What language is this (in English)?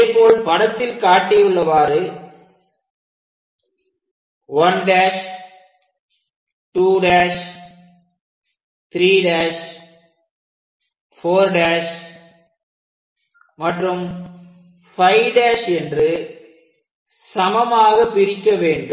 Tamil